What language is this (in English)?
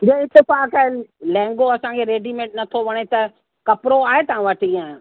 Sindhi